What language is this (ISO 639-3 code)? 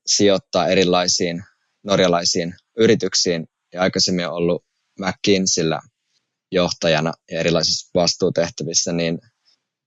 fin